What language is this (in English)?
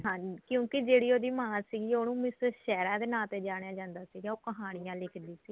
Punjabi